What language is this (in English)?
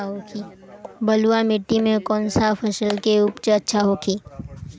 Bhojpuri